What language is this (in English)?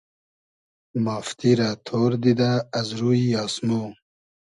Hazaragi